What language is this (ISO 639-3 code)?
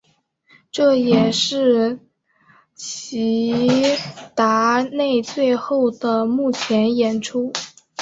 zho